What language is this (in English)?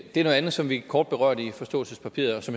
Danish